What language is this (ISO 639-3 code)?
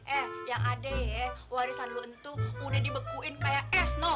ind